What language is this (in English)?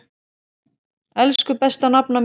Icelandic